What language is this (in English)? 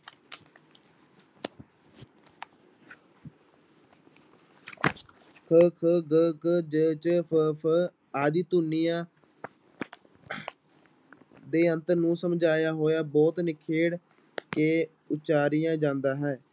Punjabi